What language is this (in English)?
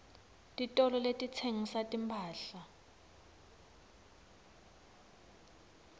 Swati